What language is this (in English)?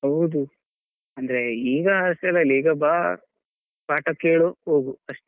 Kannada